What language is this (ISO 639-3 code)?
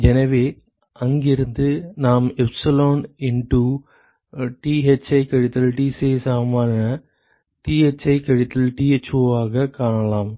tam